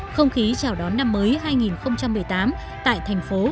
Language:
Vietnamese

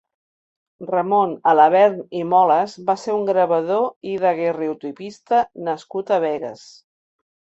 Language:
Catalan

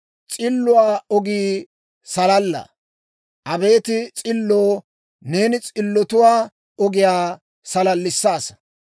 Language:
Dawro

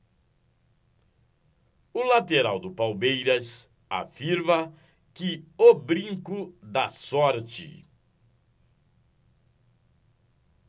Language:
Portuguese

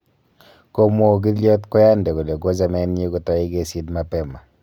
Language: Kalenjin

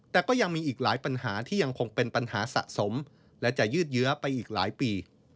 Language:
Thai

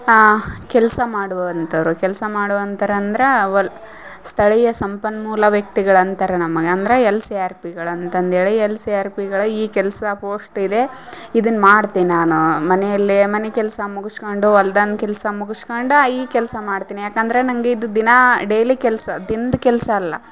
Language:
Kannada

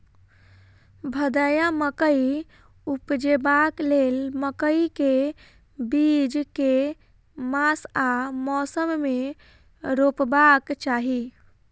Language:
Maithili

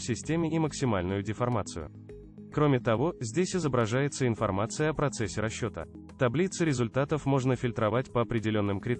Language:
Russian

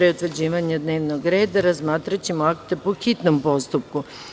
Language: Serbian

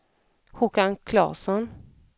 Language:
Swedish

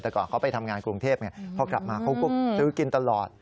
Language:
Thai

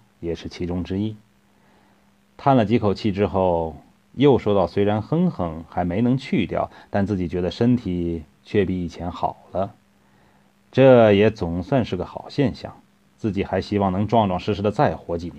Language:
Chinese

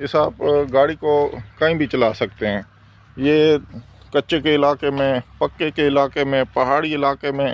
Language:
Romanian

